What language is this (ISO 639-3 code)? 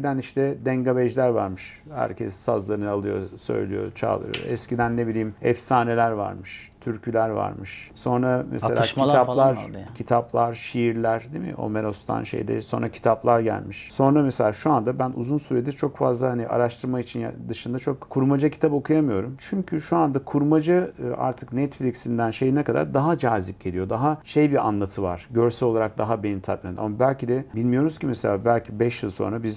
tur